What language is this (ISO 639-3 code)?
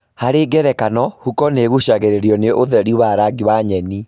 kik